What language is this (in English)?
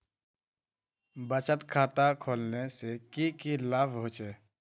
Magahi